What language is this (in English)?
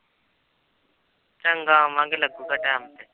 Punjabi